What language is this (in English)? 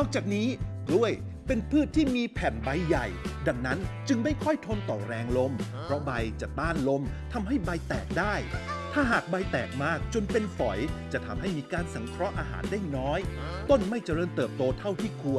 Thai